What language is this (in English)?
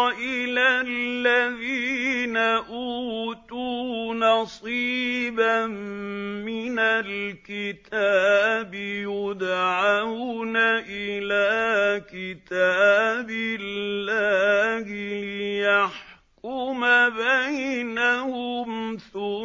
Arabic